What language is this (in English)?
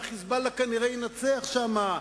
Hebrew